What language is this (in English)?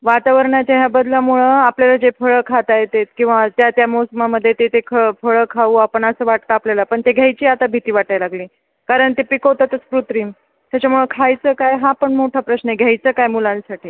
Marathi